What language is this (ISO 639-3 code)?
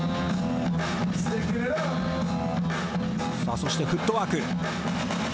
jpn